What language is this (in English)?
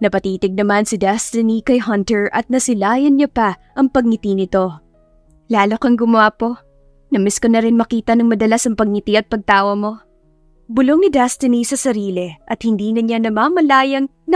Filipino